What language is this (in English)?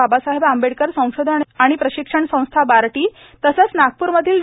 Marathi